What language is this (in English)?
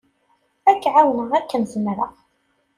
Kabyle